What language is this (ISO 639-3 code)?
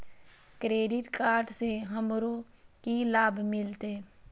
mai